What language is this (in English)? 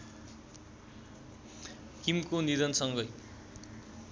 Nepali